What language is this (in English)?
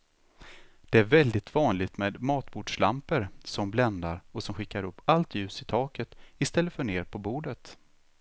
Swedish